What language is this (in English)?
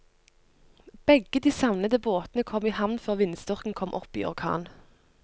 Norwegian